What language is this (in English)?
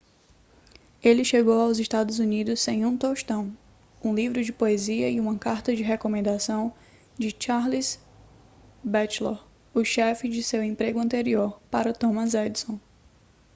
Portuguese